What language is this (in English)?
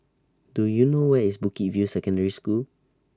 English